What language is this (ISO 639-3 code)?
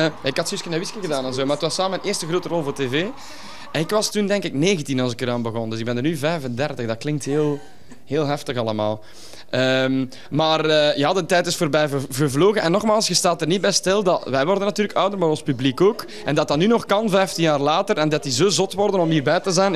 nld